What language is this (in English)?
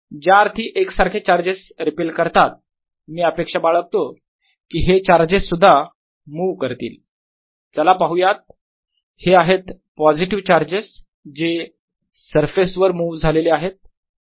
Marathi